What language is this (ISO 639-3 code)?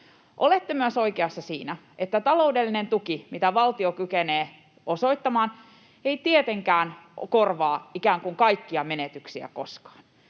fin